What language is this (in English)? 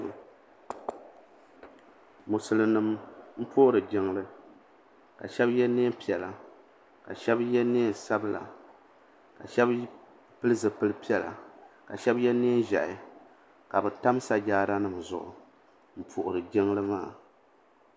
Dagbani